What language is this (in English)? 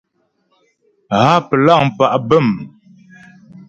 Ghomala